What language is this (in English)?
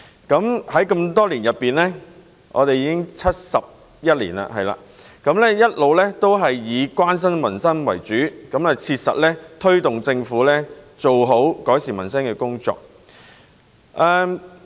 Cantonese